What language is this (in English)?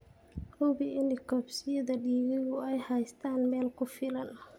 Somali